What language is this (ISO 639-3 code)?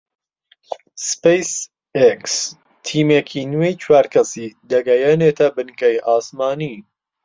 ckb